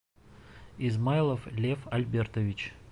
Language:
Bashkir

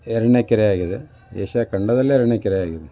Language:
Kannada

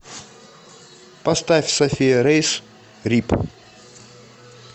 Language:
Russian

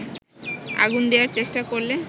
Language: Bangla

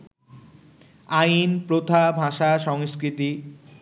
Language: Bangla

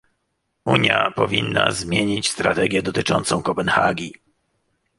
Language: Polish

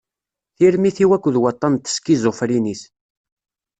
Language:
Kabyle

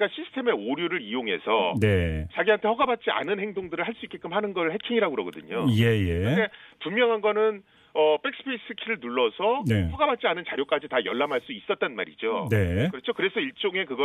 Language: Korean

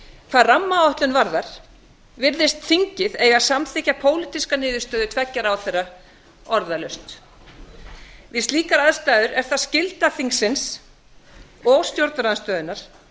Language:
Icelandic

